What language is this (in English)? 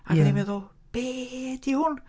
Welsh